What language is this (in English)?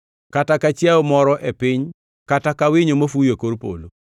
Luo (Kenya and Tanzania)